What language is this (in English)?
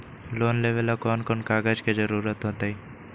Magahi